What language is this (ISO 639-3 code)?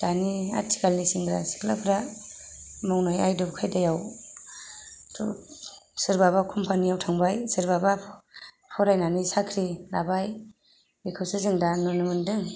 brx